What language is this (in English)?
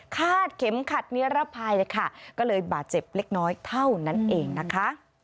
Thai